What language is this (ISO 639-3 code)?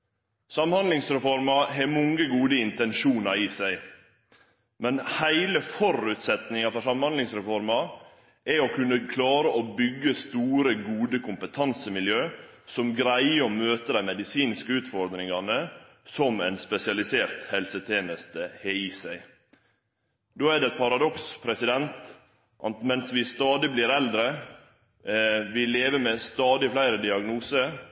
nno